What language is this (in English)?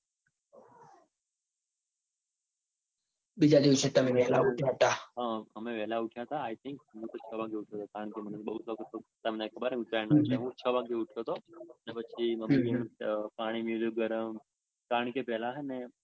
Gujarati